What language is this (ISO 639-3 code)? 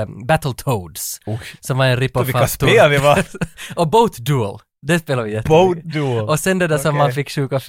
swe